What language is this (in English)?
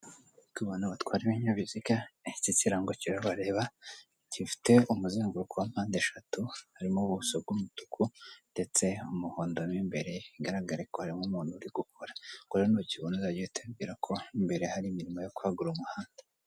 Kinyarwanda